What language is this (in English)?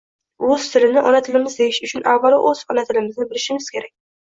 Uzbek